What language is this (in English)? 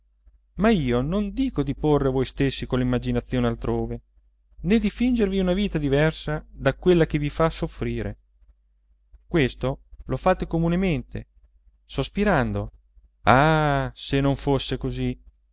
Italian